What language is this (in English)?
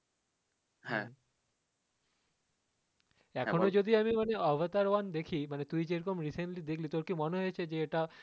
Bangla